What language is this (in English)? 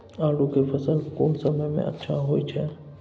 Maithili